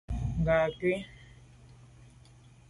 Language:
Medumba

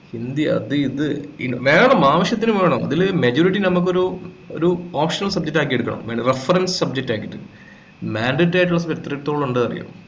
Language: Malayalam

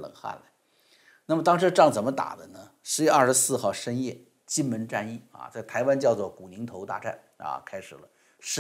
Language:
Chinese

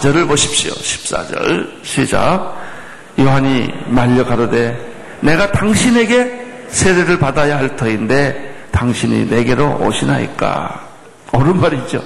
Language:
Korean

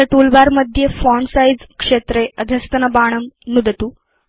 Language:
Sanskrit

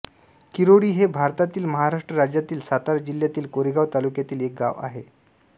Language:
Marathi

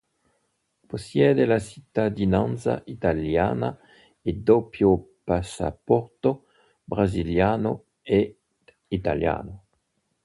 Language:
Italian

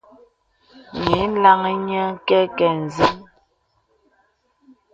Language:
Bebele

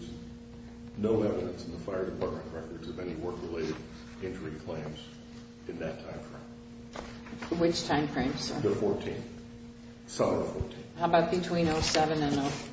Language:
English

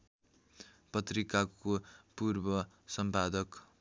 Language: Nepali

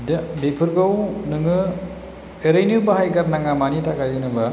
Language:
Bodo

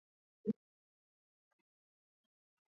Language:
Georgian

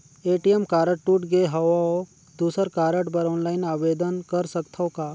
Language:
Chhattisgarhi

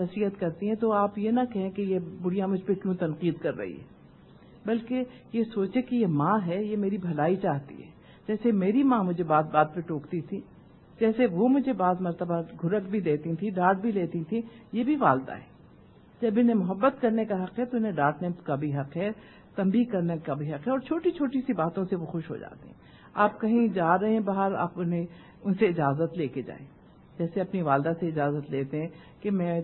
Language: Urdu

